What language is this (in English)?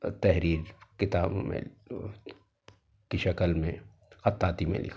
Urdu